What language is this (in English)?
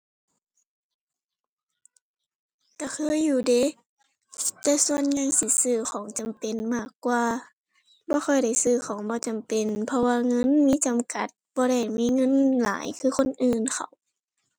Thai